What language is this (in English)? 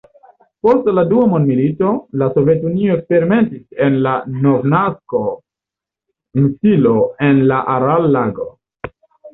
Esperanto